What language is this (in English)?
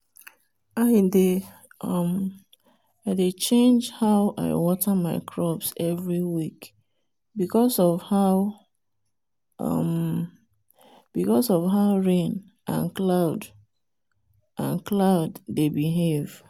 Nigerian Pidgin